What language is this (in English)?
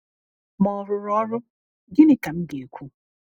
Igbo